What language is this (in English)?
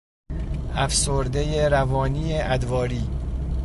Persian